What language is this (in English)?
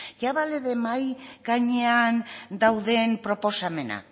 Basque